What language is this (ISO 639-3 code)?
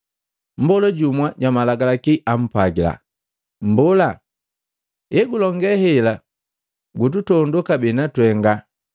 mgv